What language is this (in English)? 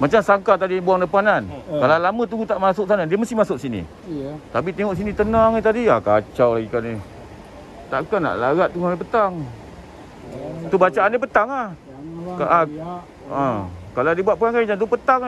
Malay